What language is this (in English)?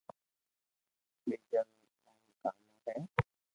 Loarki